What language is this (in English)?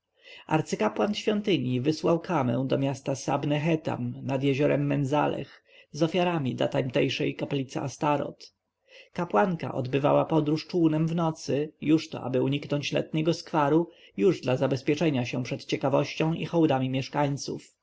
Polish